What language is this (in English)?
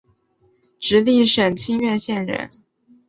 Chinese